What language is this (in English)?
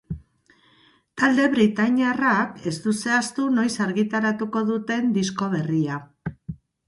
Basque